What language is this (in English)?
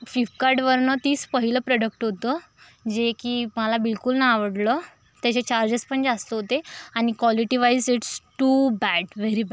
Marathi